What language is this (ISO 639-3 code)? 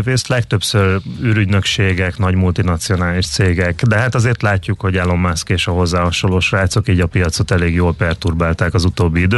hun